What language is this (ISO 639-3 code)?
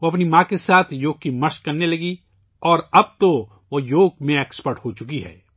urd